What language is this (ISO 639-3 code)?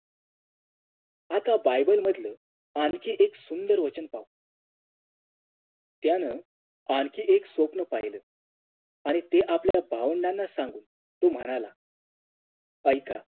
mar